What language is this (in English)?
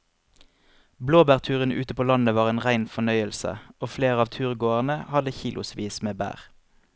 Norwegian